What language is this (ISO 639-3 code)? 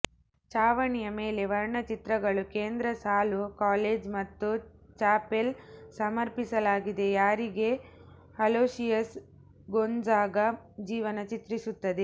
kan